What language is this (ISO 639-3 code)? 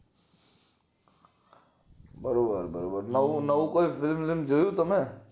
guj